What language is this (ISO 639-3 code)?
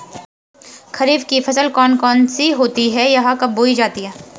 hin